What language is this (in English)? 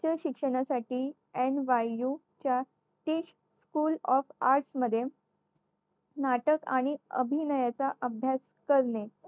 Marathi